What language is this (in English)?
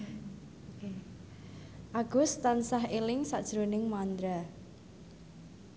Javanese